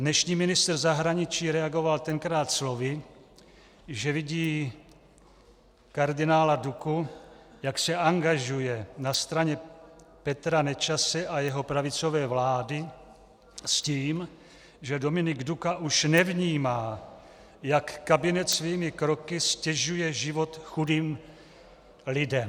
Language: Czech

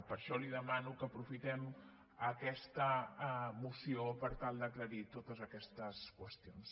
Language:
Catalan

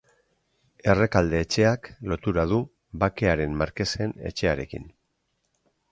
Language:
Basque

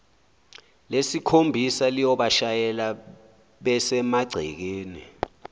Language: Zulu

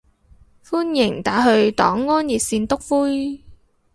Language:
Cantonese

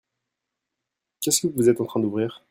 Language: French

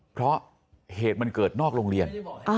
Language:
Thai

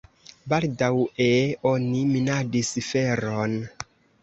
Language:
Esperanto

